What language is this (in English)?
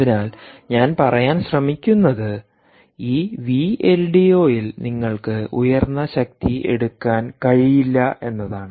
Malayalam